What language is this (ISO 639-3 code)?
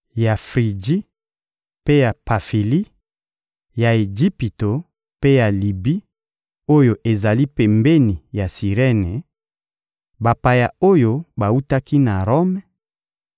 lin